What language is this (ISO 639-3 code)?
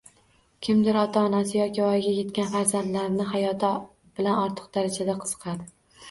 uzb